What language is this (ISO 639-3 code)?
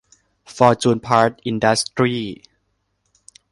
tha